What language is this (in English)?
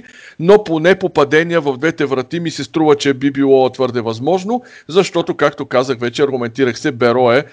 Bulgarian